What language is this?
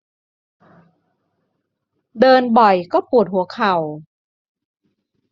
Thai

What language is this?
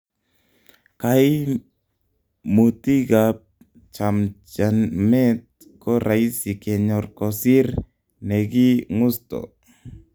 Kalenjin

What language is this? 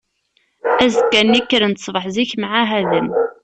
Kabyle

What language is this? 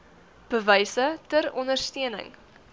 Afrikaans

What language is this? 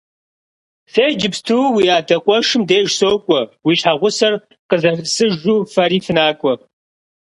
Kabardian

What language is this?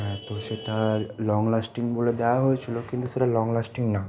Bangla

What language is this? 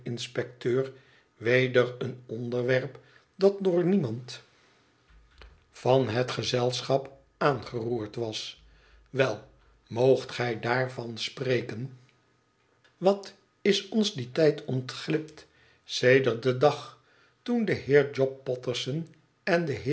Dutch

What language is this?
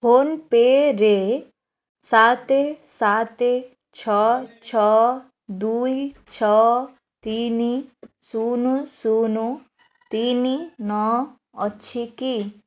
Odia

